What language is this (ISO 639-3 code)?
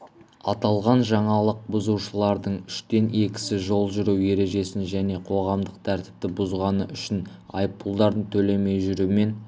kaz